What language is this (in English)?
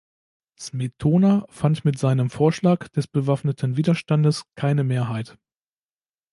German